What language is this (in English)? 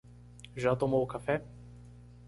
Portuguese